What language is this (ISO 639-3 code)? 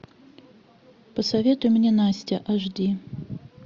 rus